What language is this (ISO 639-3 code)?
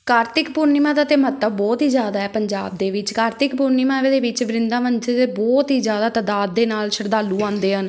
pan